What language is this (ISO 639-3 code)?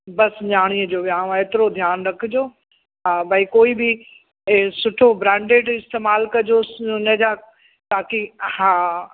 snd